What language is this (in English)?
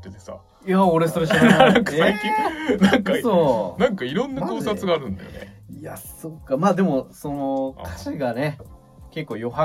Japanese